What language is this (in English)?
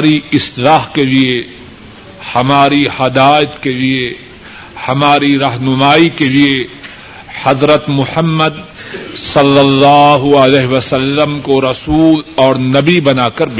Urdu